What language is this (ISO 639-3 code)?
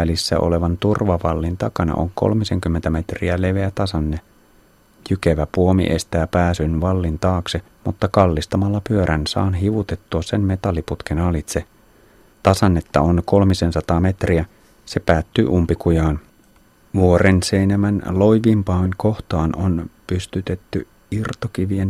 fin